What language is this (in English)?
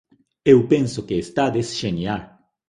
Galician